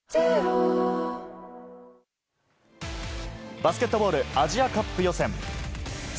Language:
Japanese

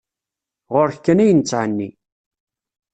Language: Kabyle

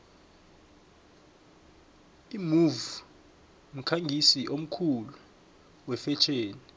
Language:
South Ndebele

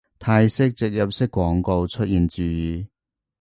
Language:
Cantonese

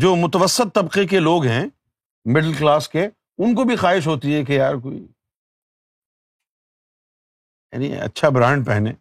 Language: Urdu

